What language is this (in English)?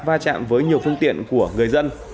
Vietnamese